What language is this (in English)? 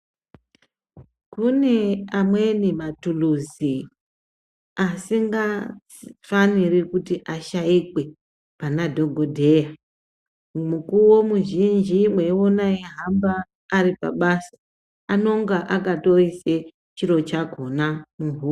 Ndau